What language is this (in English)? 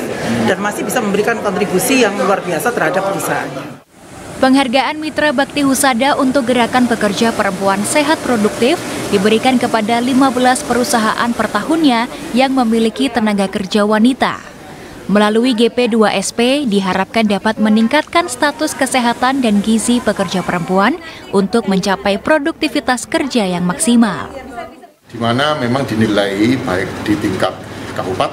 Indonesian